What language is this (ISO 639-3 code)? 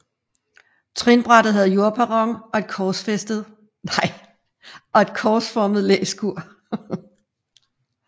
dan